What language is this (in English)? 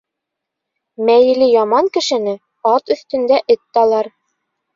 Bashkir